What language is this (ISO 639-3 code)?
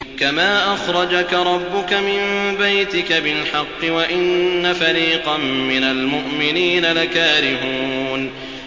ara